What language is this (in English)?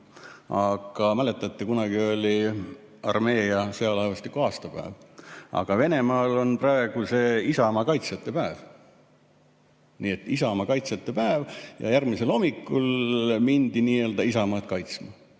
Estonian